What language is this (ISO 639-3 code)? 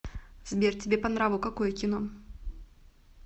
rus